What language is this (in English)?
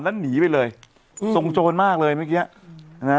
Thai